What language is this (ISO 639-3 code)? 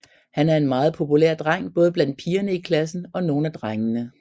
dan